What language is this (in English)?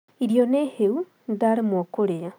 Kikuyu